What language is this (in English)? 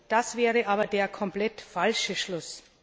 German